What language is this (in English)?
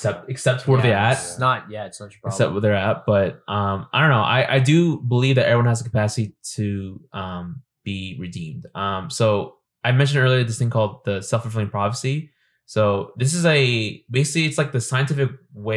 English